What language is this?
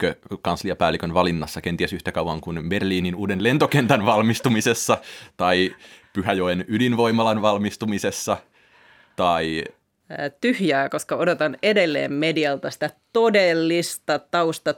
Finnish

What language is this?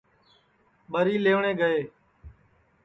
Sansi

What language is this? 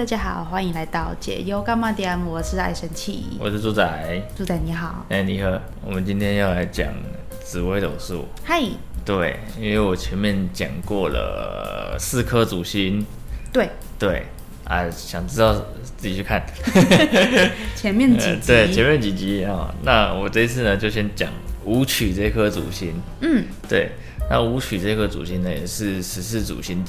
Chinese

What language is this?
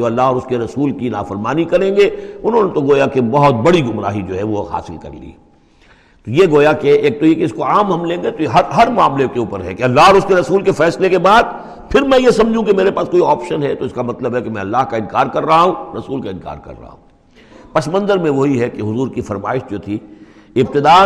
Urdu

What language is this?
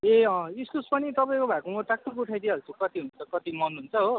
Nepali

